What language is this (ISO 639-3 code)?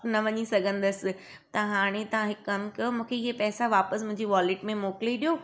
snd